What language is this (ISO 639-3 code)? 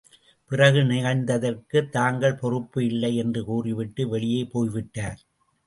tam